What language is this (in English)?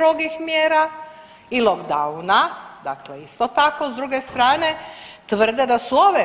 Croatian